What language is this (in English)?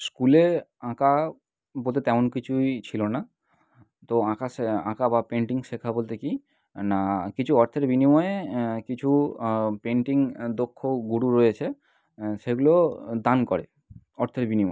Bangla